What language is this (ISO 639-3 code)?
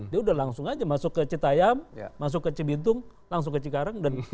ind